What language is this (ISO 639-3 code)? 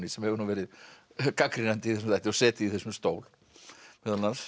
isl